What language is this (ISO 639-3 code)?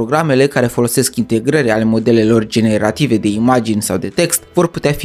ron